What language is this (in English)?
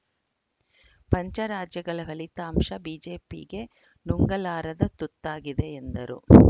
Kannada